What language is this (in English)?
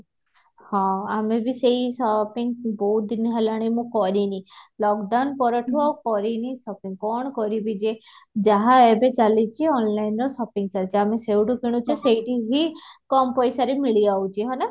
Odia